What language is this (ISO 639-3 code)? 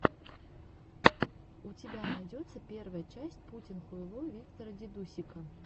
rus